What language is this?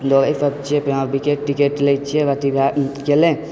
Maithili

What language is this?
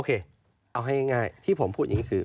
Thai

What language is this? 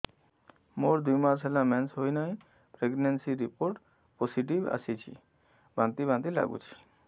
Odia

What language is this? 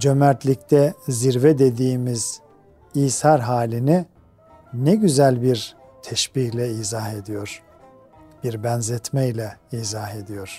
Turkish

